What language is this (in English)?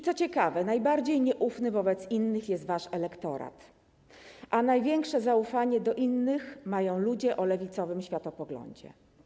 Polish